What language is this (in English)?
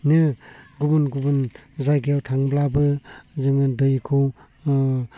Bodo